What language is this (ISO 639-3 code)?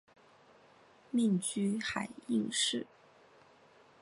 zho